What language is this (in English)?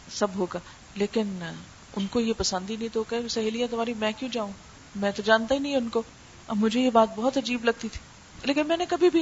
Urdu